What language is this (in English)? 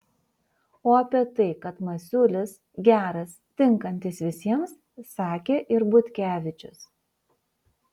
Lithuanian